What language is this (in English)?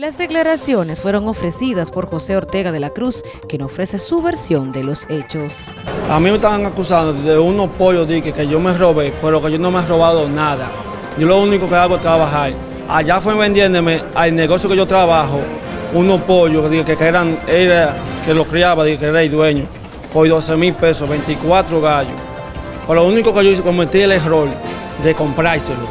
Spanish